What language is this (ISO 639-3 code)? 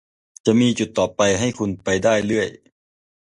tha